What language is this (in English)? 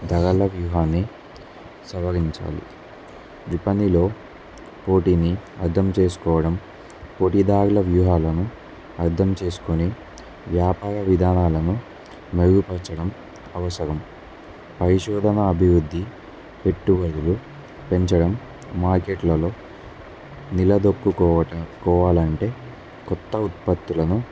Telugu